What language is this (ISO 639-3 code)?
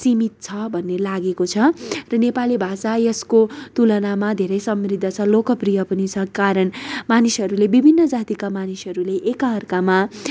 nep